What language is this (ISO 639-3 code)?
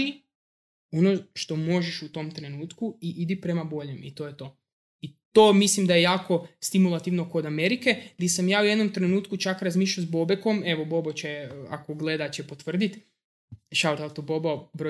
hrv